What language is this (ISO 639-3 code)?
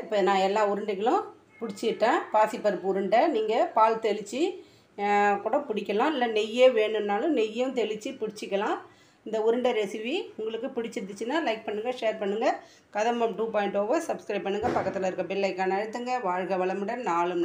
pol